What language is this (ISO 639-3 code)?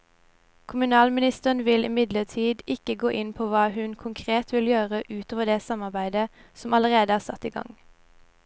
nor